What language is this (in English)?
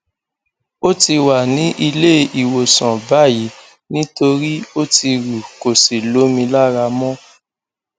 Yoruba